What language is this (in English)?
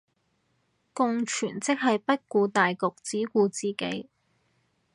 Cantonese